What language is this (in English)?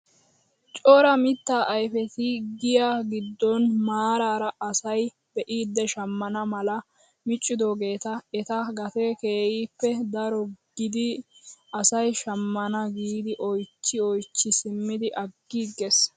Wolaytta